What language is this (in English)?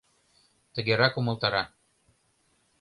Mari